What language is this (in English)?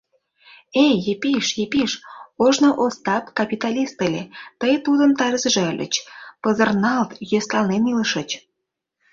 Mari